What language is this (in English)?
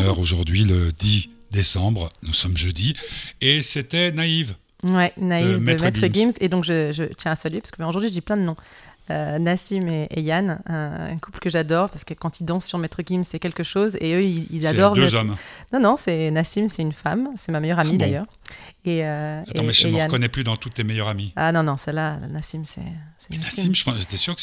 French